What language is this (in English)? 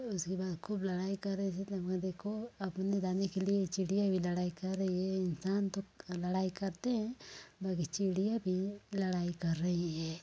Hindi